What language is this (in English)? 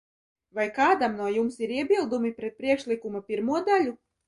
Latvian